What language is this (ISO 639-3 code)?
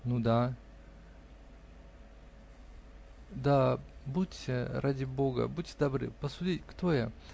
rus